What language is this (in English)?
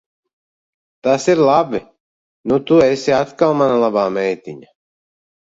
Latvian